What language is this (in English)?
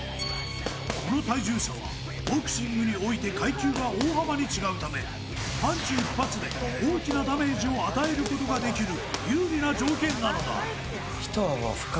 Japanese